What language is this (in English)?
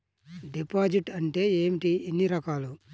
Telugu